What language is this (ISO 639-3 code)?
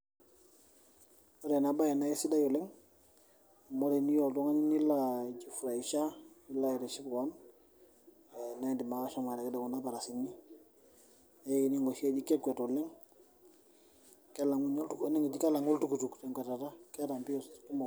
mas